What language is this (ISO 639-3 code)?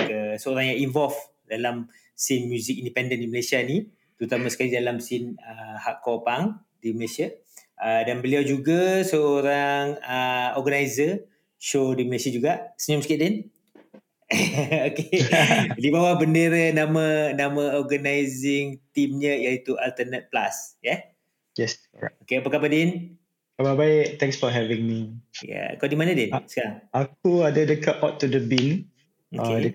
msa